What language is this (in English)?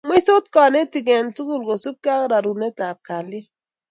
Kalenjin